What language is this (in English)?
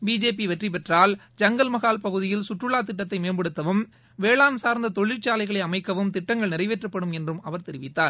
Tamil